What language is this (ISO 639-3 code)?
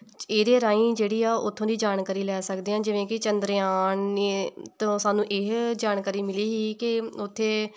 pan